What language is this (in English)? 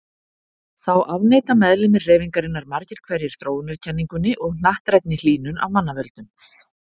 Icelandic